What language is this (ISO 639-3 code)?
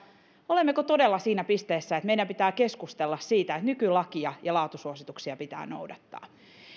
fin